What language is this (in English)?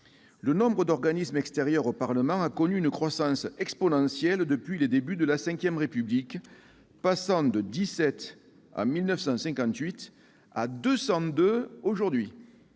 French